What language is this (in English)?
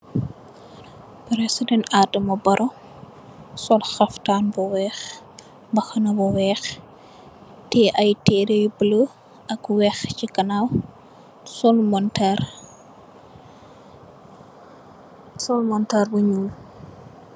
Wolof